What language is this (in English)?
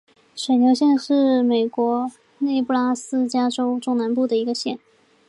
Chinese